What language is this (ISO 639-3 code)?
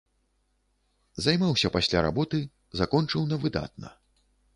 bel